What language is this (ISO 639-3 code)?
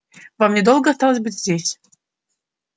rus